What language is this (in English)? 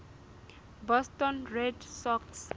Southern Sotho